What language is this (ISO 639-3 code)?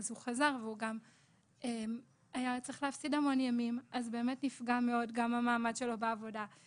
heb